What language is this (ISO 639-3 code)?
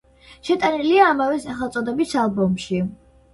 kat